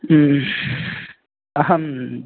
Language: Sanskrit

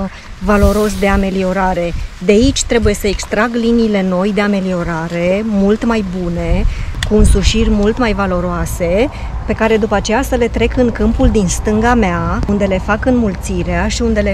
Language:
Romanian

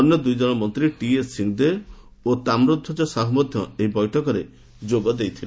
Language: Odia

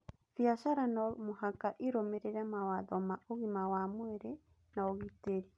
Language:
Kikuyu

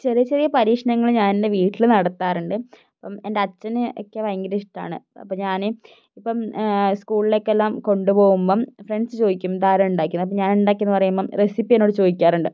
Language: Malayalam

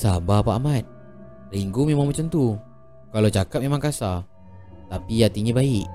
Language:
Malay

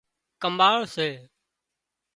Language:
Wadiyara Koli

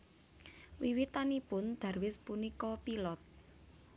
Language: Javanese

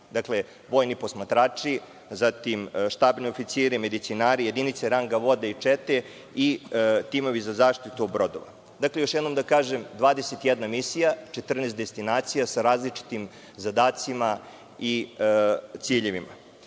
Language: Serbian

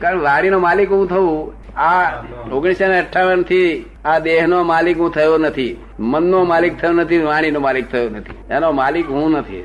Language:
Gujarati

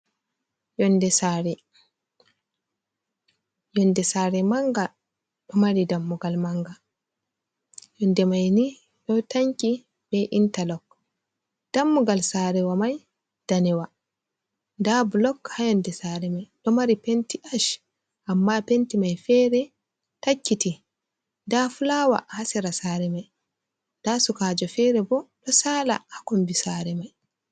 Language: Fula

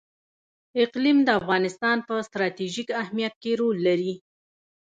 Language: Pashto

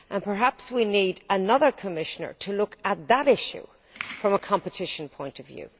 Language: English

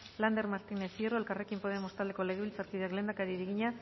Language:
Basque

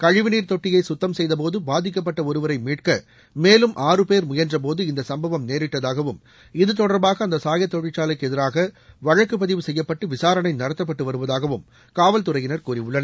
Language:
Tamil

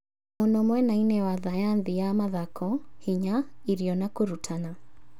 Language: Kikuyu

